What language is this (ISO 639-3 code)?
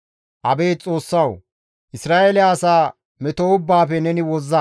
gmv